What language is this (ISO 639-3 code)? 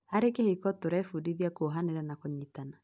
kik